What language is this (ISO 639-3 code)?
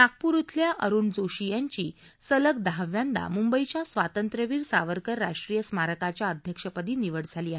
mar